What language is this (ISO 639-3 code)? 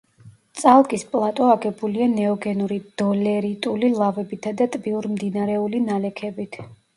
kat